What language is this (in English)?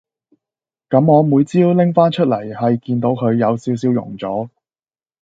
Cantonese